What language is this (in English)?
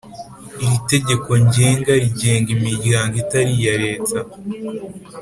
Kinyarwanda